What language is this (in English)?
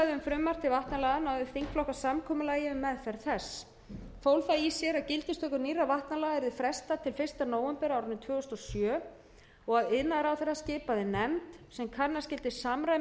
Icelandic